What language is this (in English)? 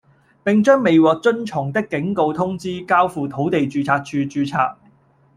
Cantonese